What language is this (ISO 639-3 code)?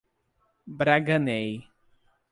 por